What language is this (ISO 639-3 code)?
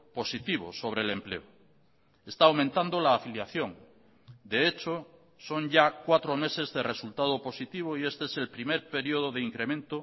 spa